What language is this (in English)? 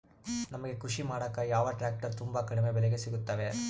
Kannada